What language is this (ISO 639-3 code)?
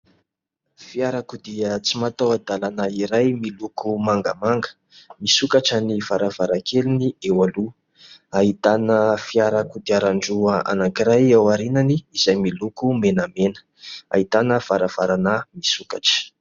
mlg